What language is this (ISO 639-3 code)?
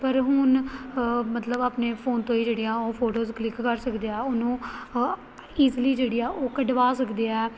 pan